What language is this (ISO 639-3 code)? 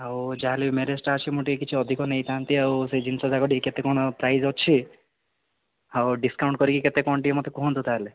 ori